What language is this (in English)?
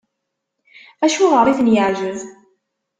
Kabyle